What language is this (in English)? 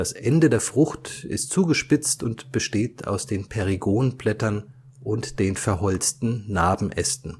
German